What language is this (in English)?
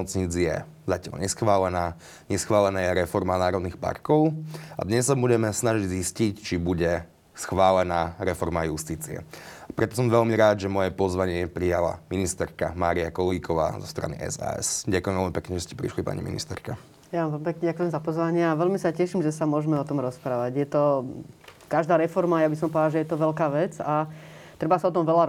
Slovak